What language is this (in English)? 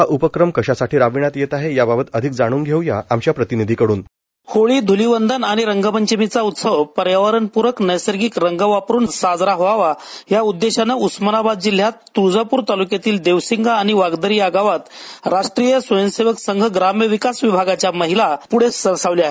Marathi